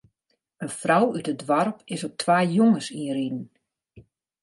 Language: Western Frisian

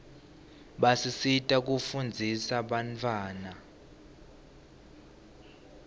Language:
Swati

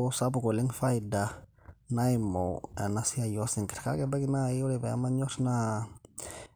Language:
Masai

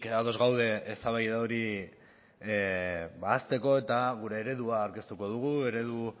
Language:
Basque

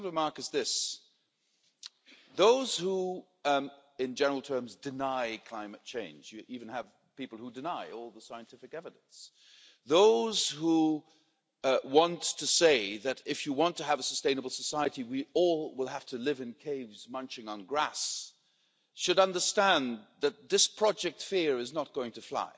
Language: English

